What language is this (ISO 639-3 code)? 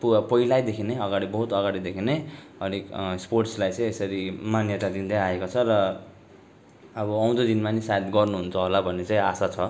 nep